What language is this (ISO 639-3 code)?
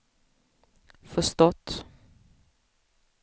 swe